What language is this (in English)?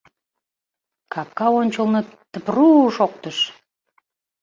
Mari